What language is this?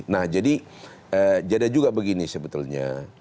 Indonesian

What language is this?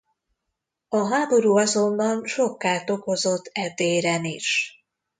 Hungarian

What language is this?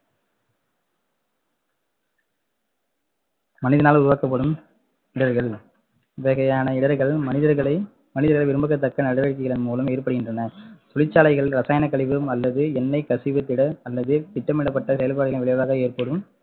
Tamil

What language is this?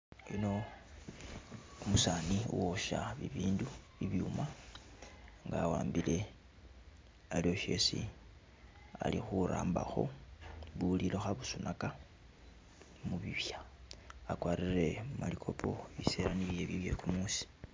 Masaaba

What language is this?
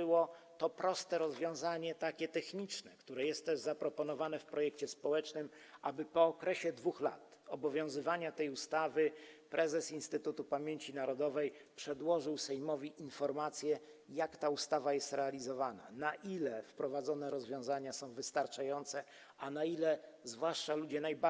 Polish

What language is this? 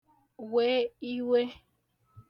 Igbo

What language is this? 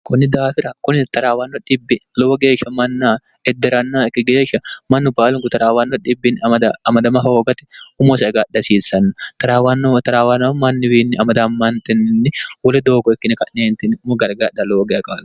Sidamo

